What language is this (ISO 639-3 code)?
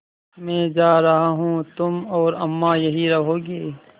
hin